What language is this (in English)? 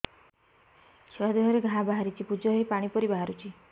Odia